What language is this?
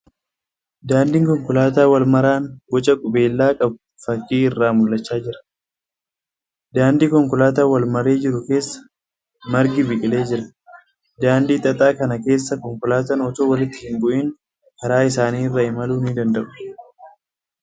Oromo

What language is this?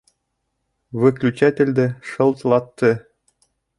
Bashkir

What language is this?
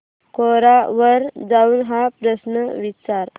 Marathi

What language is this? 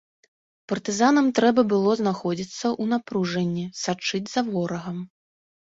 Belarusian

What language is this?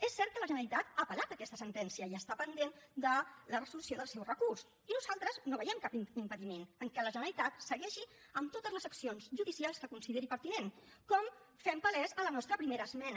Catalan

